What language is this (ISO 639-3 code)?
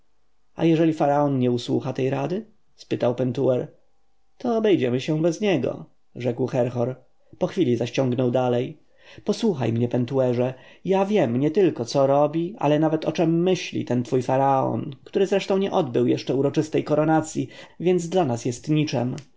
pol